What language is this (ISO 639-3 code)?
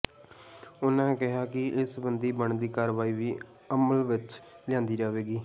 pan